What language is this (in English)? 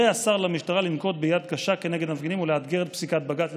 Hebrew